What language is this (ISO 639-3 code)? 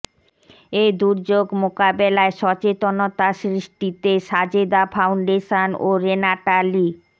ben